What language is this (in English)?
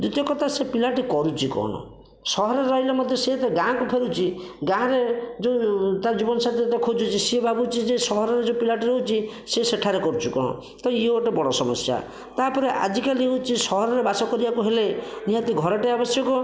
Odia